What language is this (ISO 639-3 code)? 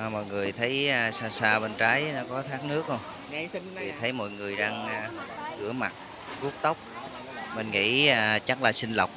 vie